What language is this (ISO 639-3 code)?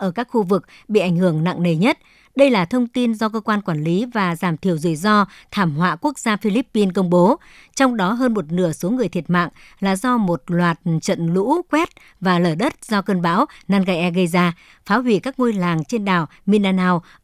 vie